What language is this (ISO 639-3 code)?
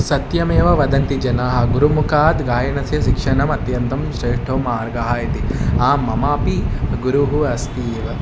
san